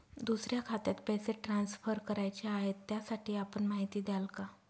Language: Marathi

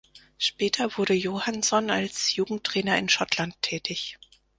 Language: German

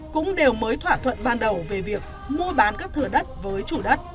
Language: Vietnamese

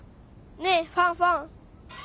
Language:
Japanese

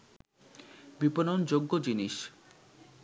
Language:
Bangla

